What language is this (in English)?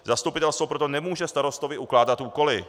Czech